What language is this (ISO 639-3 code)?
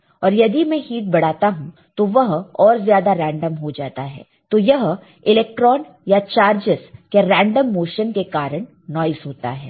hin